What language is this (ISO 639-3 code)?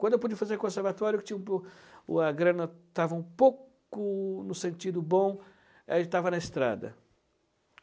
por